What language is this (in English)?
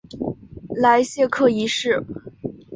Chinese